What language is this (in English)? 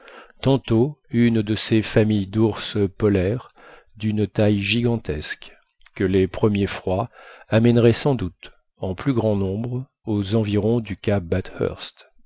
French